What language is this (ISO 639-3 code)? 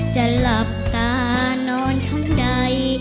tha